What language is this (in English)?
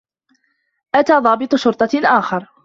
Arabic